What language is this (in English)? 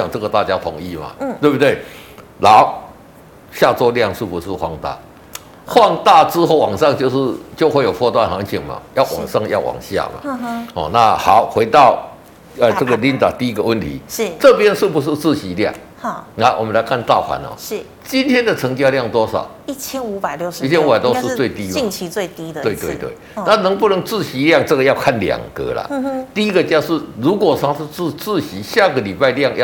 Chinese